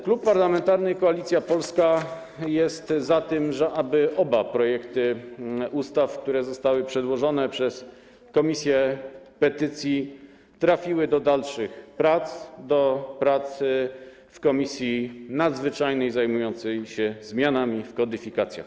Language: Polish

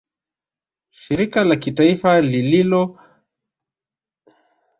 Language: Swahili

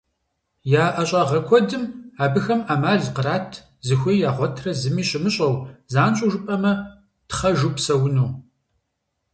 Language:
Kabardian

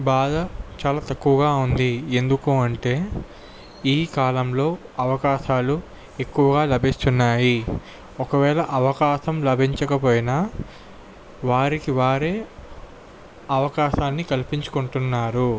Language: Telugu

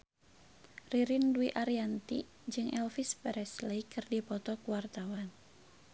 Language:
Sundanese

